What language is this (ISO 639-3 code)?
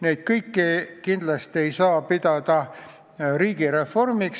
est